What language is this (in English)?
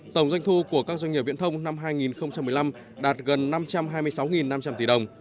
Vietnamese